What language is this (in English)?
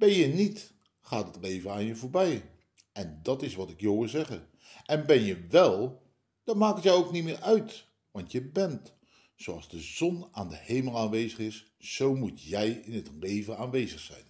Dutch